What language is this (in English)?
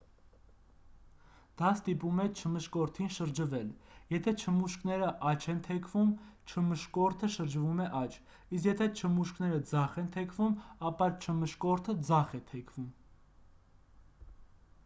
Armenian